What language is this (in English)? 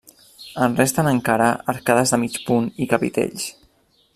Catalan